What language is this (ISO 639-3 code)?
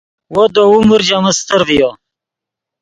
ydg